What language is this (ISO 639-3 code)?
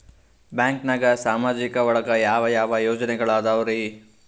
kan